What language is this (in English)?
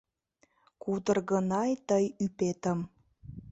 Mari